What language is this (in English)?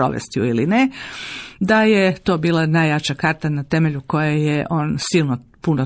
Croatian